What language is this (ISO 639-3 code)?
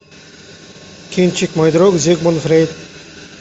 rus